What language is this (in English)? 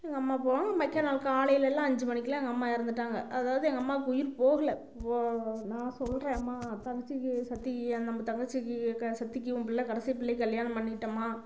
Tamil